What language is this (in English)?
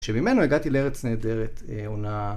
Hebrew